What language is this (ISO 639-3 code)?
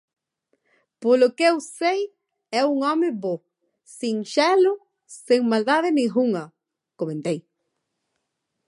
glg